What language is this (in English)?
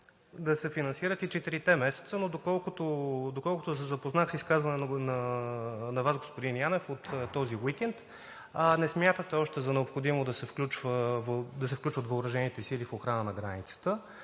Bulgarian